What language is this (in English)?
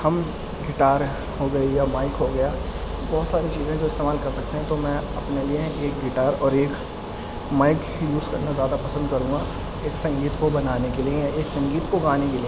Urdu